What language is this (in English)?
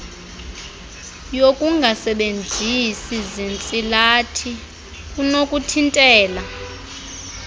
Xhosa